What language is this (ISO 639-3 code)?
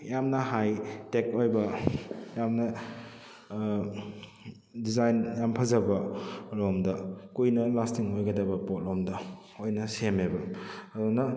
mni